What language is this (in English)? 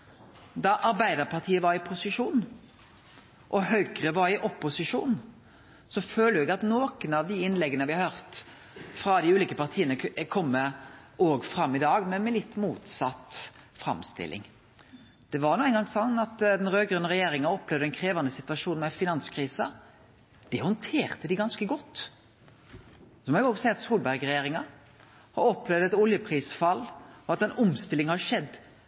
Norwegian Nynorsk